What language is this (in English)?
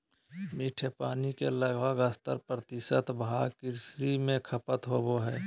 Magahi